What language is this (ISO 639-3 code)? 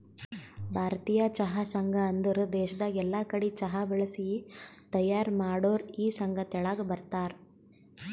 kan